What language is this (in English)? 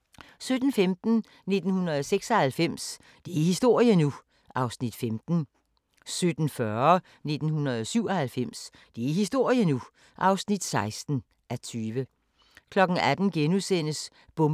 Danish